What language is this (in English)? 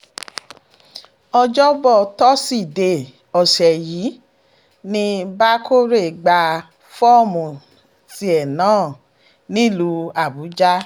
Yoruba